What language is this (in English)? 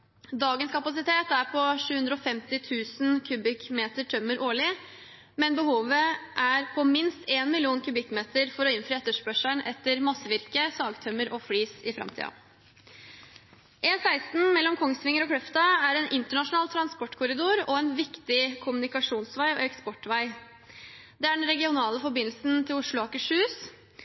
Norwegian Bokmål